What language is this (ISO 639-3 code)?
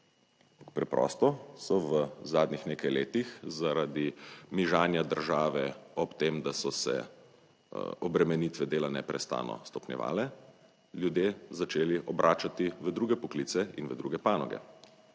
slv